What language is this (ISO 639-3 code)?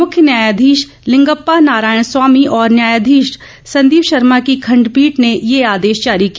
hin